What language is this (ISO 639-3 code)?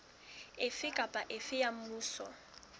sot